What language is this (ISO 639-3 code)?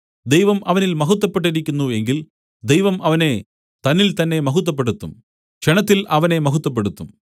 mal